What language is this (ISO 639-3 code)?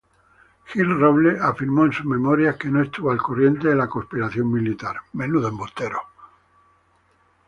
spa